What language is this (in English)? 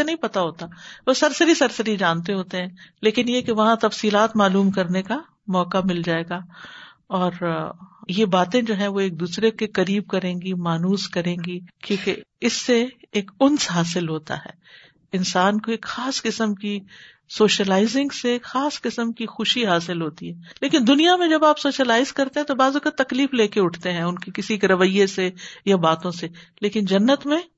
Urdu